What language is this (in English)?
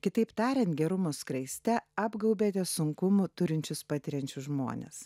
Lithuanian